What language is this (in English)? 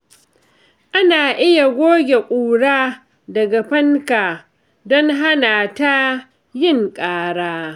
Hausa